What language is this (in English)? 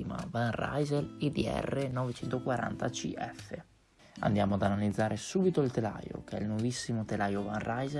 Italian